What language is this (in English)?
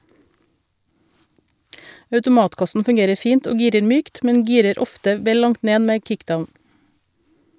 Norwegian